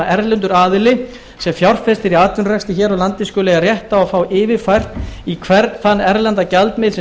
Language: Icelandic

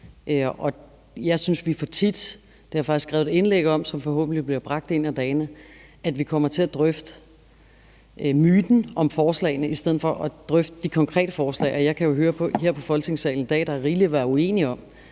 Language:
Danish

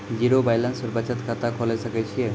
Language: Maithili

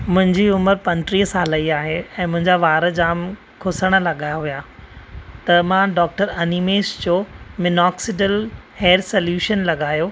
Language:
Sindhi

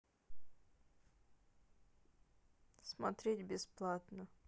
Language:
Russian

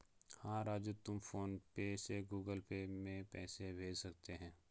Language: Hindi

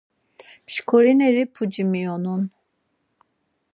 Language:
Laz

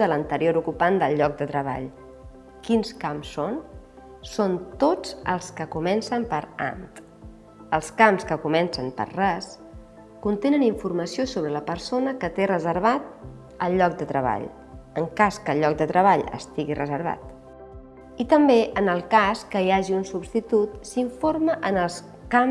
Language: Catalan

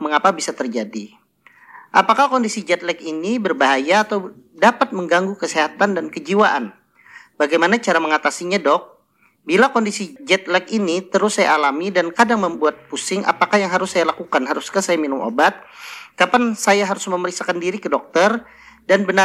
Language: Indonesian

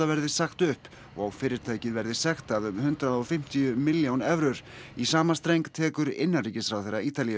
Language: Icelandic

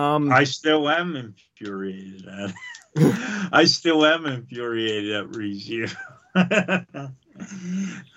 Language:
English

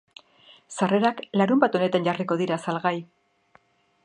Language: Basque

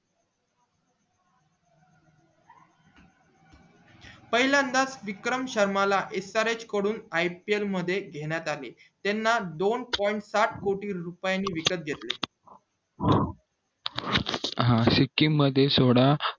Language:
Marathi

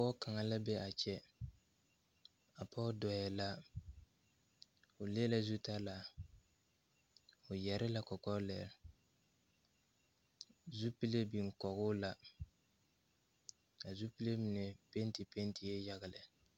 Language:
Southern Dagaare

